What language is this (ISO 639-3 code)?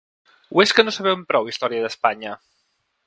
cat